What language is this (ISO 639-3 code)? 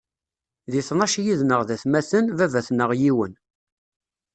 kab